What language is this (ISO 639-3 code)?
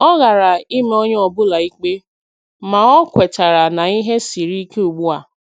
ibo